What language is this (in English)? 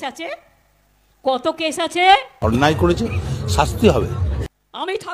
Bangla